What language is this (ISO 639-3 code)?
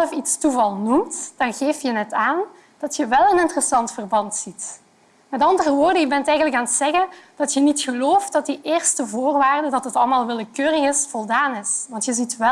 nld